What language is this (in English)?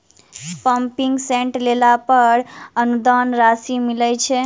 Maithili